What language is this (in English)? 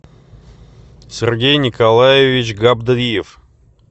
Russian